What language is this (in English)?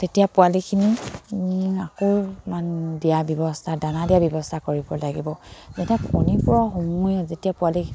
Assamese